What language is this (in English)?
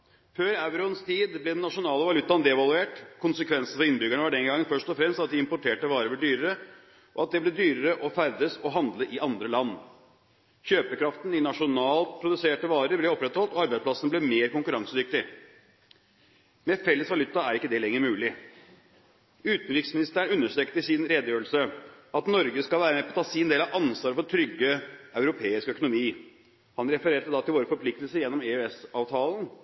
Norwegian Bokmål